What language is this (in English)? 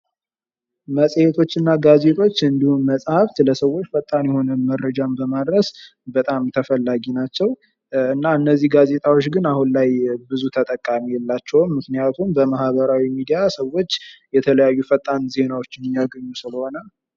Amharic